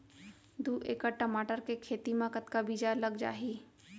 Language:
Chhattisgarhi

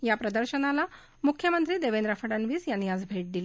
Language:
Marathi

